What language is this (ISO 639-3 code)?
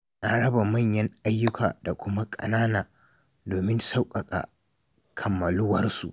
hau